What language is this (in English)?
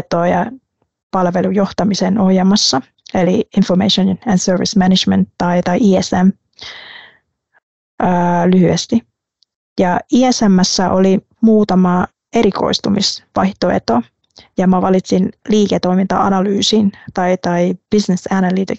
Finnish